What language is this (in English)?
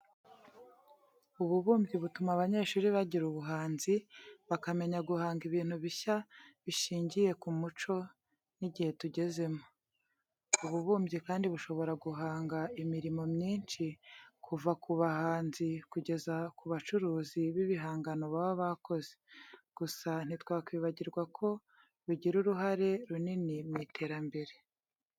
Kinyarwanda